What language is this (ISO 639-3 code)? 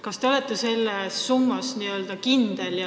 est